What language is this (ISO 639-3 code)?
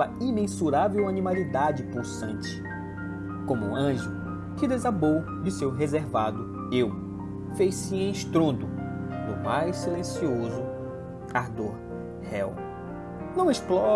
por